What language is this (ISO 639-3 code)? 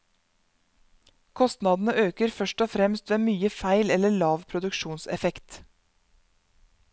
nor